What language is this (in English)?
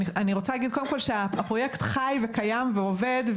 Hebrew